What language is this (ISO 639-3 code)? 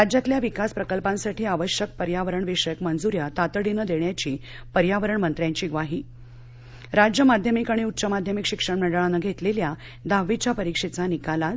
mar